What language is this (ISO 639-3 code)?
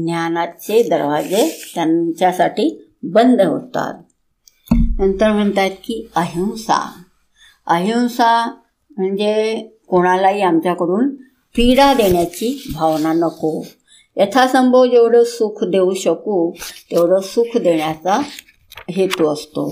hin